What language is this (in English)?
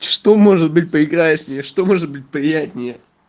Russian